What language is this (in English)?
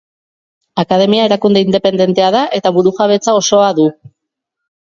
Basque